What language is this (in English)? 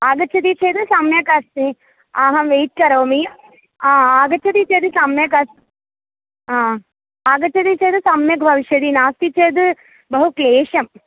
Sanskrit